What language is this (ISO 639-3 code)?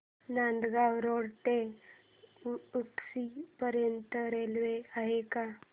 mar